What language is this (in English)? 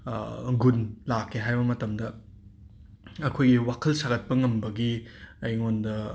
Manipuri